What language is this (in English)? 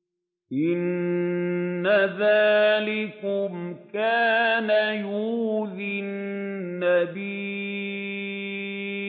Arabic